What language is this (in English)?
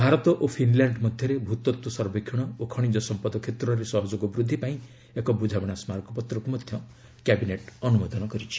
Odia